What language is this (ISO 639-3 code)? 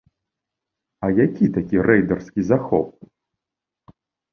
bel